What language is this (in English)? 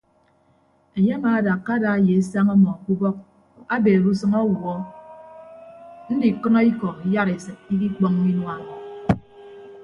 Ibibio